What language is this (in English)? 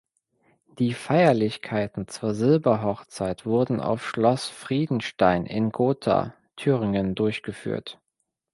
German